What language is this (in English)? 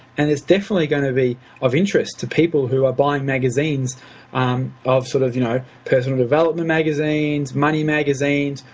English